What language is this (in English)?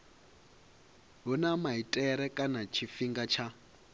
Venda